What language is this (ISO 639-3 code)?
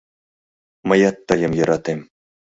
chm